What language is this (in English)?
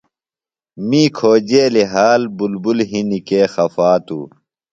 Phalura